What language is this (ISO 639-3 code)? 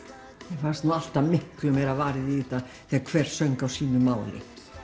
isl